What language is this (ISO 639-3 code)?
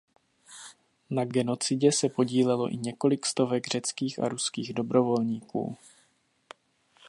ces